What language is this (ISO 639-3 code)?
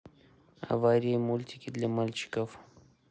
rus